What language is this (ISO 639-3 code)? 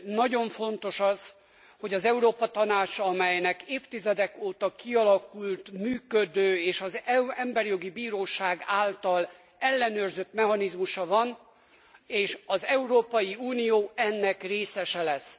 hun